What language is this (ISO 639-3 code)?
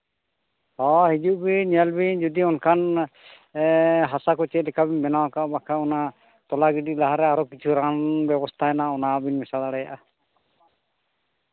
sat